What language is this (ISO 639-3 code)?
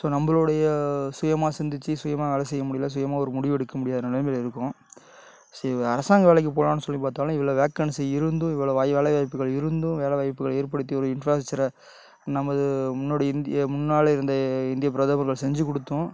tam